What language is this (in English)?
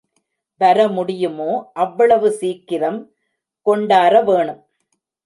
Tamil